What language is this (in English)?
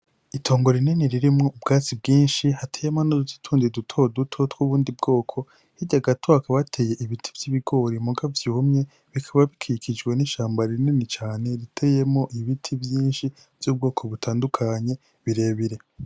Rundi